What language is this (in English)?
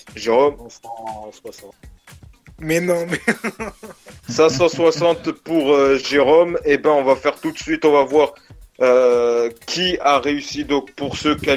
French